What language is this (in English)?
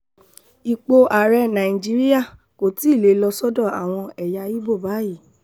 Yoruba